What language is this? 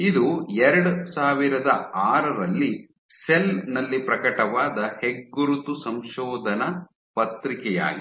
Kannada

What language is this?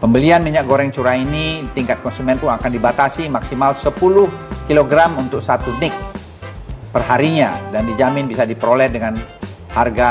Indonesian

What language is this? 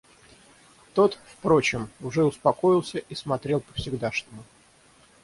Russian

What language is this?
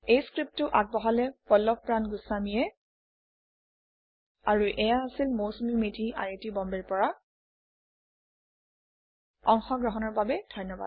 Assamese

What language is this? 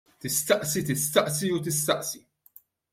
Maltese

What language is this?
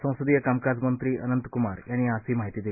Marathi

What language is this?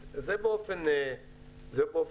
Hebrew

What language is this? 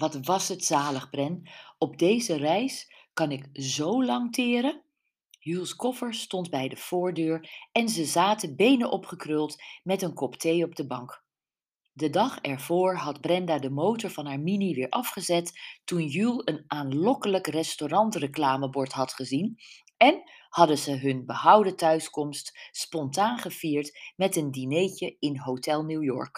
Dutch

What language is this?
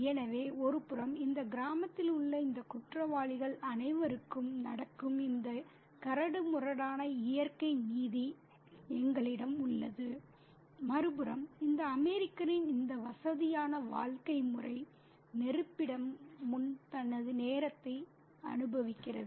Tamil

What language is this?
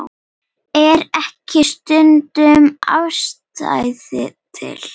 Icelandic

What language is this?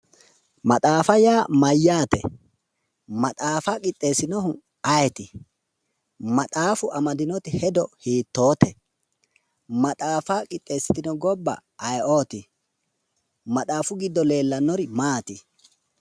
Sidamo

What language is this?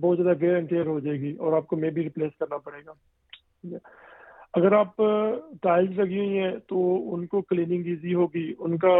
Urdu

